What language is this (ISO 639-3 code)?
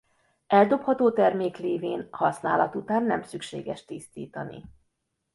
hun